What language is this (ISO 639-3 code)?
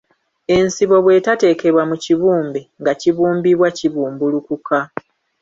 lug